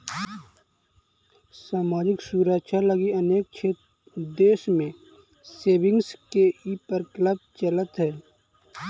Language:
Magahi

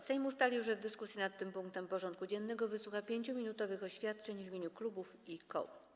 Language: Polish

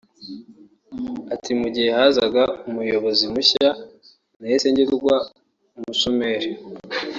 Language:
Kinyarwanda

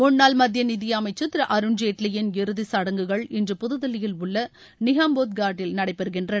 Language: Tamil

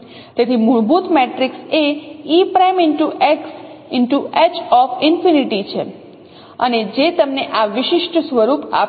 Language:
Gujarati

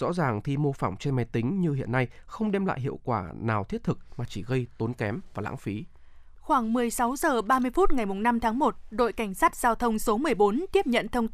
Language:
Vietnamese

